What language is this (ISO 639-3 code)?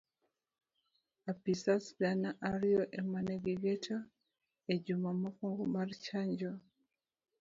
luo